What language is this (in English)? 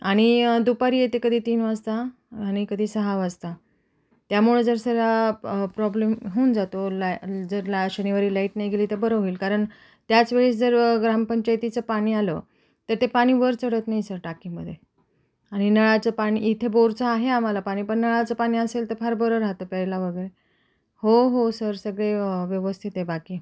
Marathi